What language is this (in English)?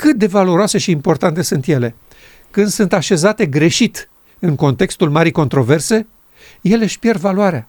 Romanian